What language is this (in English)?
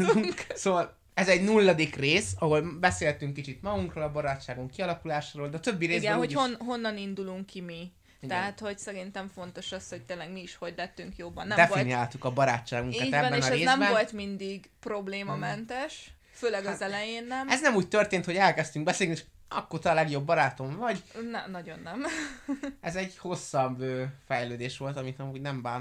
Hungarian